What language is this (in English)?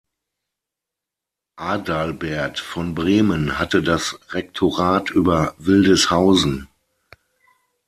German